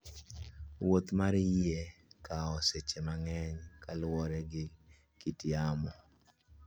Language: Luo (Kenya and Tanzania)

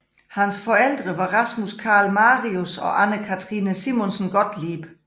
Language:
Danish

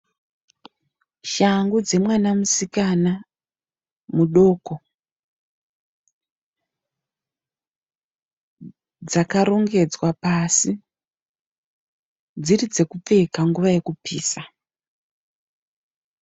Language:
Shona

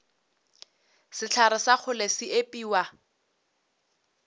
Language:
Northern Sotho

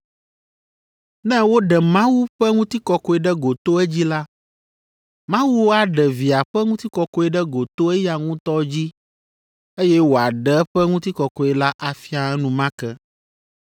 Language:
Ewe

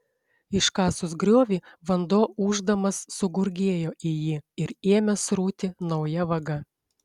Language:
Lithuanian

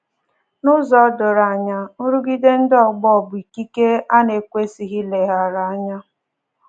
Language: Igbo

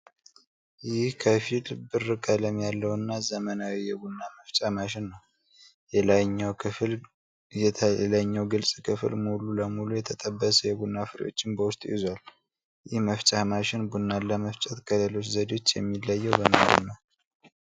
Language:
Amharic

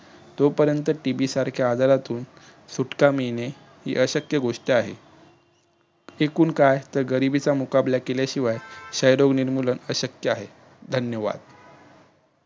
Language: Marathi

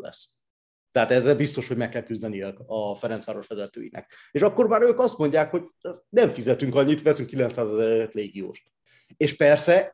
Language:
Hungarian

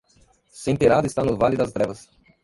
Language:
Portuguese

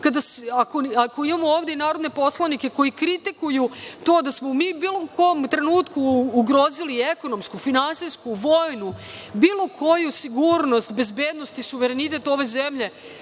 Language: Serbian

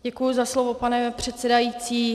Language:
Czech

